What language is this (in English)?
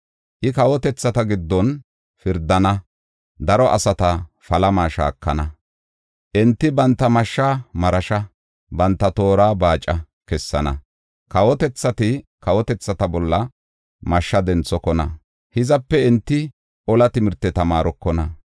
Gofa